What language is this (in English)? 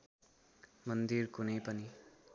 Nepali